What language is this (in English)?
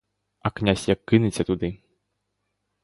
Ukrainian